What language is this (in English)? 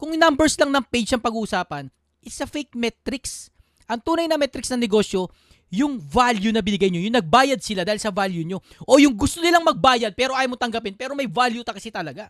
Filipino